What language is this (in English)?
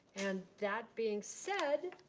English